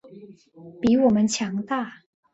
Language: Chinese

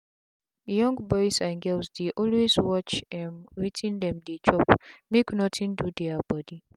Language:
Nigerian Pidgin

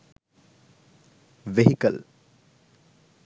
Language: Sinhala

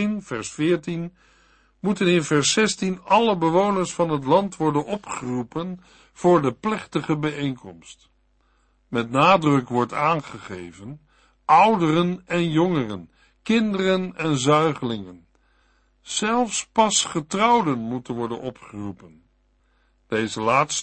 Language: Dutch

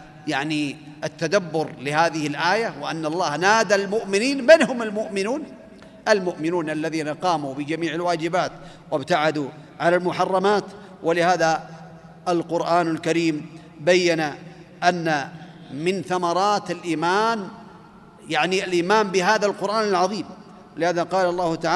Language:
Arabic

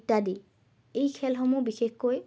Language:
Assamese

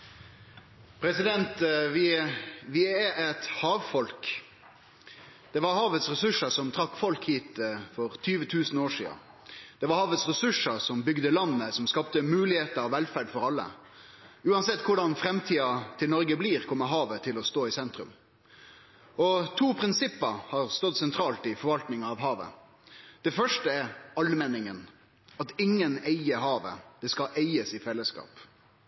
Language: Norwegian Nynorsk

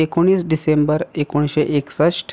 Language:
Konkani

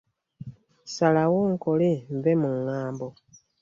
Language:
Ganda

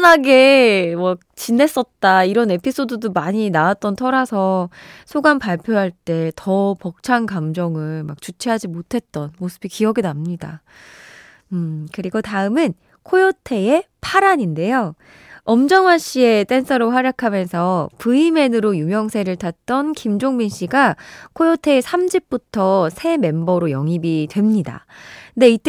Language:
Korean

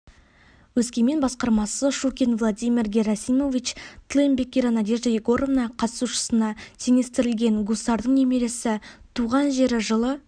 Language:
Kazakh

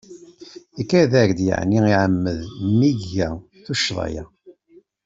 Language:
Kabyle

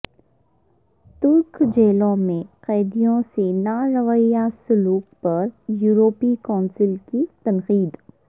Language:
Urdu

